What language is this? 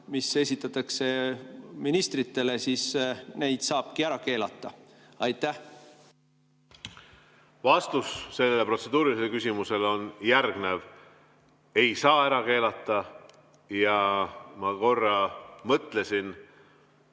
Estonian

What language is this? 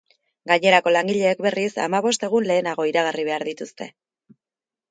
Basque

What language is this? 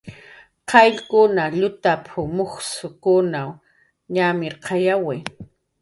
Jaqaru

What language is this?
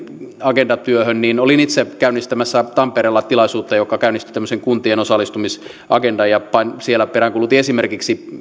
Finnish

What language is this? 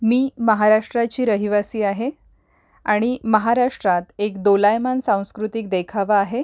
Marathi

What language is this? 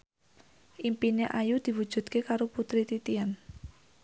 Javanese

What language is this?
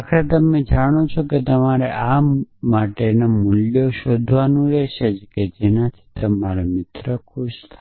Gujarati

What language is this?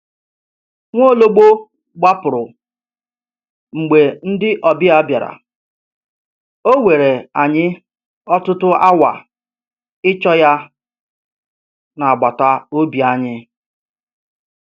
Igbo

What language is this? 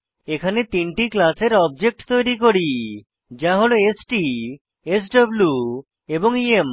Bangla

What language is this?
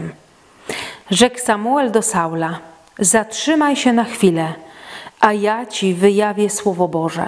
Polish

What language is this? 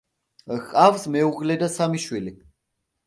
Georgian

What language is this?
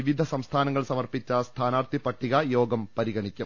Malayalam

